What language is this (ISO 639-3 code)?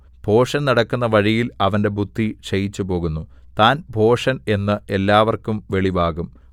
mal